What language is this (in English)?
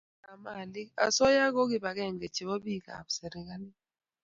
Kalenjin